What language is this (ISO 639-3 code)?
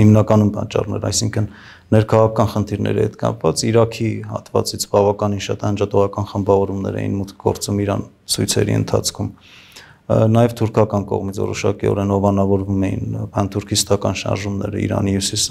ron